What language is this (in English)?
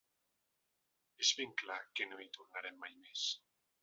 Catalan